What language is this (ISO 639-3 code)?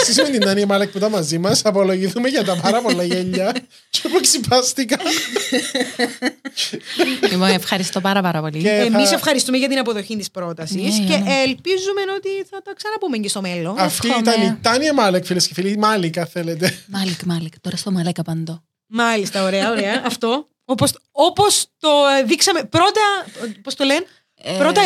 ell